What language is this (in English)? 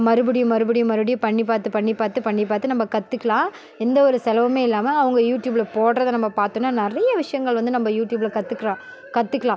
Tamil